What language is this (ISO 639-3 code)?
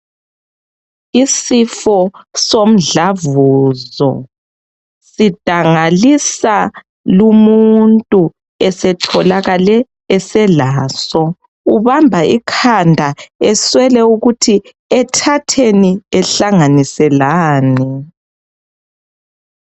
nde